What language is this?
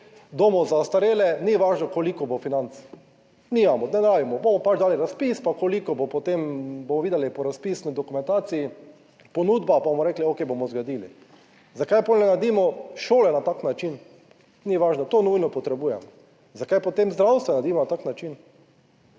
Slovenian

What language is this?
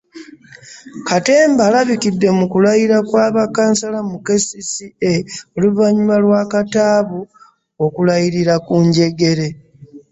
Ganda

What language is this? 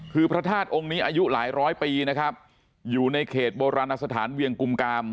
Thai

